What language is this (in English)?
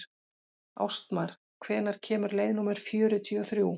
Icelandic